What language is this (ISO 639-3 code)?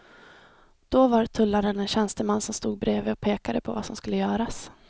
swe